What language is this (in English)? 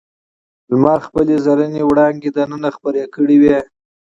Pashto